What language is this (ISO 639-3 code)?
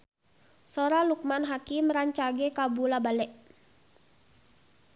sun